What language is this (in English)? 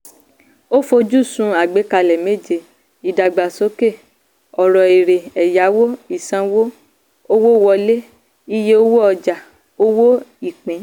Yoruba